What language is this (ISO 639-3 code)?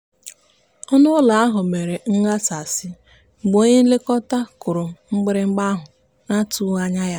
ibo